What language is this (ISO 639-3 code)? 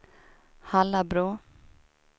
swe